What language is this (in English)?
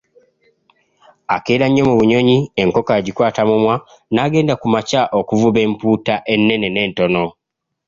Ganda